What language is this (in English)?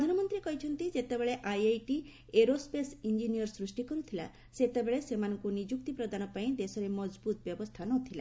Odia